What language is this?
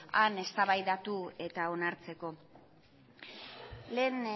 Basque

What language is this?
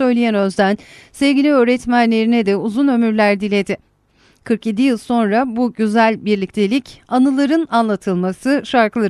Turkish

